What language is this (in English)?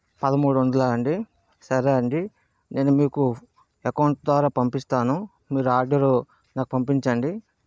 Telugu